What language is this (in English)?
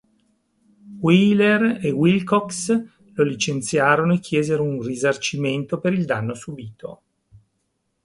Italian